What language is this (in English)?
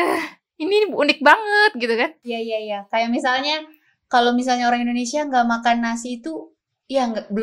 Indonesian